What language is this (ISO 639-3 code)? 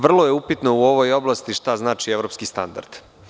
srp